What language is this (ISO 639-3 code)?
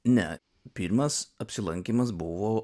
lit